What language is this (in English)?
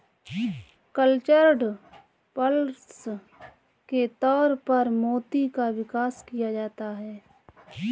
Hindi